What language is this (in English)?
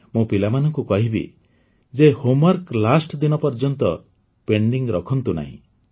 Odia